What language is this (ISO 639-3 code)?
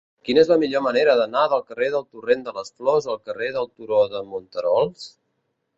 cat